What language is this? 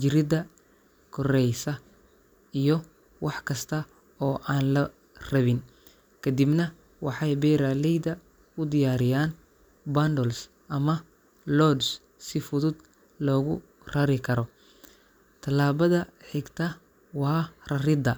Somali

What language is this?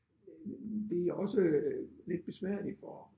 Danish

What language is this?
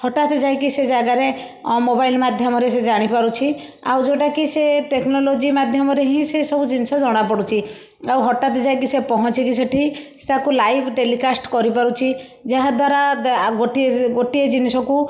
Odia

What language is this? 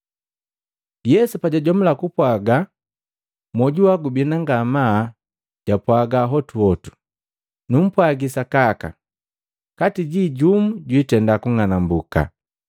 Matengo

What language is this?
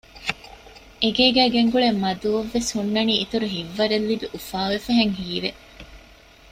Divehi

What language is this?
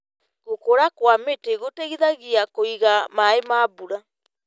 Kikuyu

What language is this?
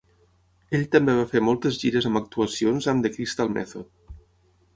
Catalan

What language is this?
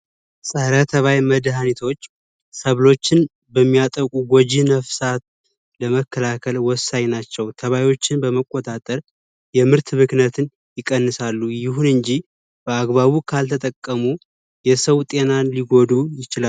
Amharic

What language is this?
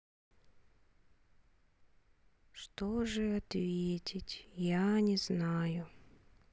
Russian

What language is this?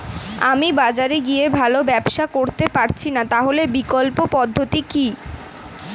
Bangla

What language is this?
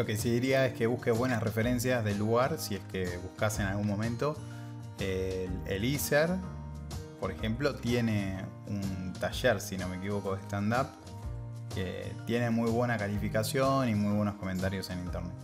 Spanish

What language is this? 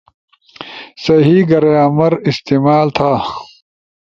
Ushojo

